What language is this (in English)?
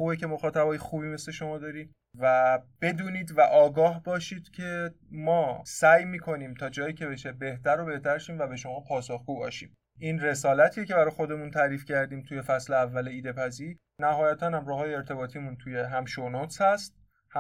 Persian